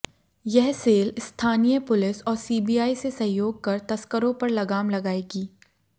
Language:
Hindi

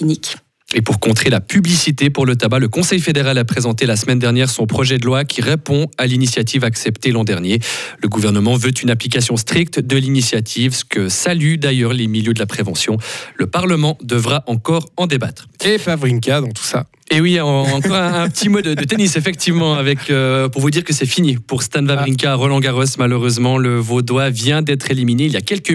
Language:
French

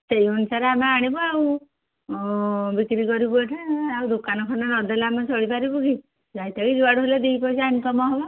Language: Odia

